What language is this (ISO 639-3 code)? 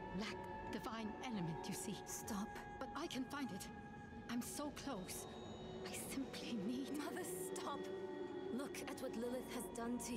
por